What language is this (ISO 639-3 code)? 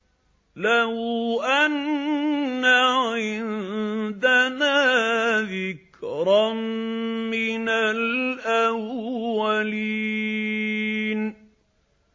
ara